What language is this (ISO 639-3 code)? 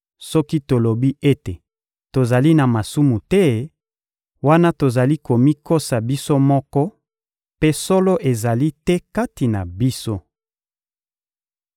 lin